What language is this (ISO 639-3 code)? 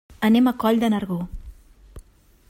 cat